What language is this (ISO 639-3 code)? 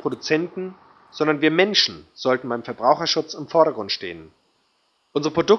deu